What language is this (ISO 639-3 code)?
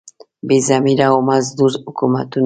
pus